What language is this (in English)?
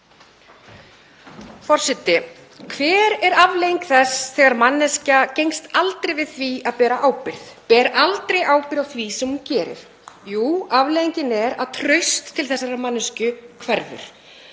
Icelandic